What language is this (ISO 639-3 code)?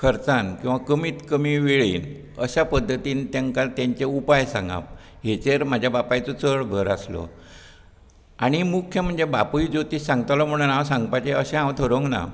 kok